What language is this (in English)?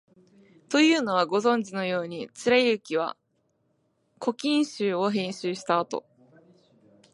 Japanese